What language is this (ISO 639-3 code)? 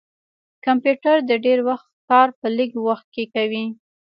pus